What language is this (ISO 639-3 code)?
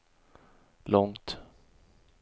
swe